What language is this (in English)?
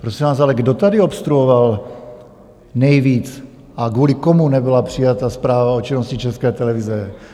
Czech